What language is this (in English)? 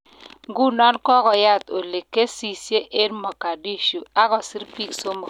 Kalenjin